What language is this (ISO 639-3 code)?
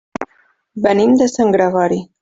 cat